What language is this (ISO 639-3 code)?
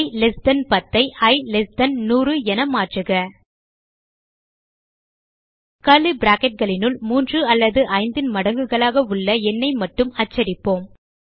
tam